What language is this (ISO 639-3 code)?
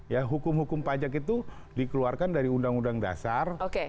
ind